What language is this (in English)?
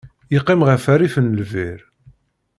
Kabyle